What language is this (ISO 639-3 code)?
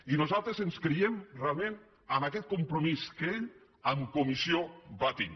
cat